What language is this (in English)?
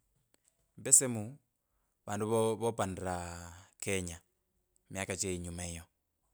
Kabras